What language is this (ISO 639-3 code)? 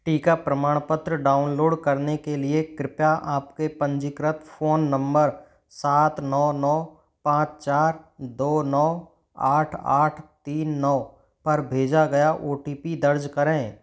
hin